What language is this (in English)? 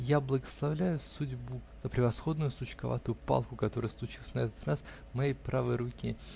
Russian